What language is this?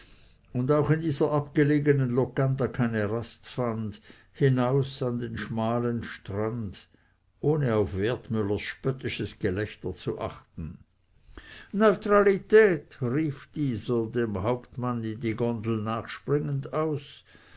German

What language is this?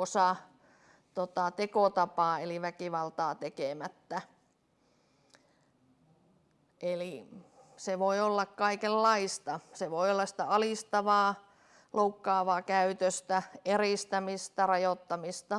Finnish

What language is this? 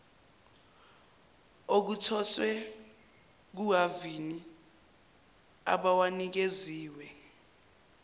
Zulu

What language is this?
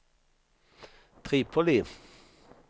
Swedish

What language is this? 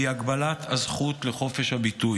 Hebrew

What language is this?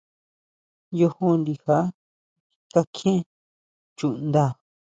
Huautla Mazatec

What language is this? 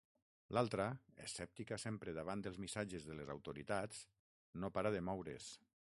Catalan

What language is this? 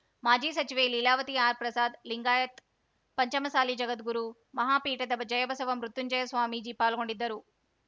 Kannada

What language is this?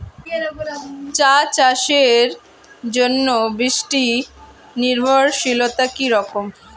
Bangla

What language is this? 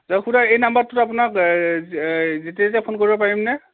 Assamese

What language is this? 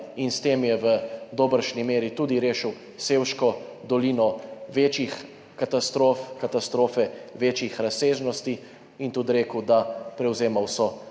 Slovenian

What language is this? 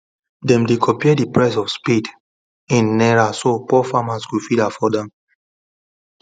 Nigerian Pidgin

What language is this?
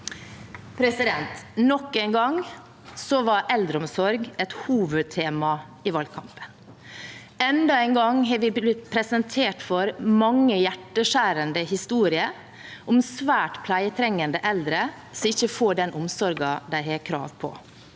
Norwegian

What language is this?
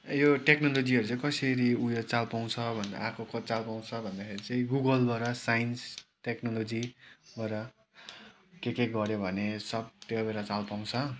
Nepali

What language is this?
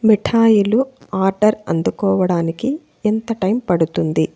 Telugu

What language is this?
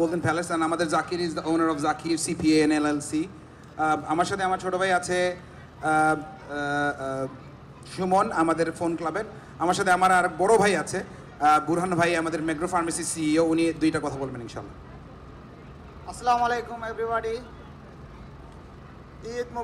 Bangla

